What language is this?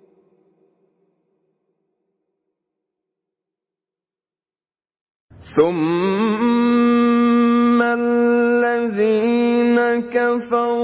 Arabic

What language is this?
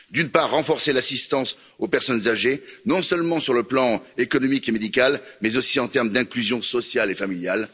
French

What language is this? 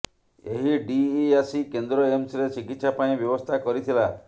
Odia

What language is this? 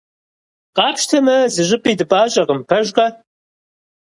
Kabardian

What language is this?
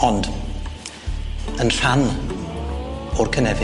Welsh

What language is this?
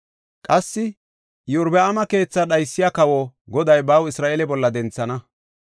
Gofa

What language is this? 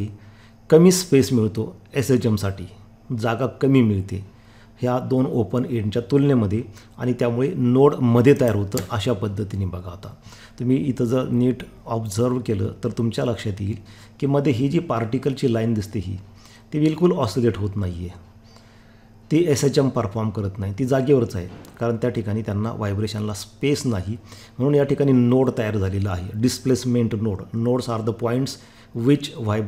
Hindi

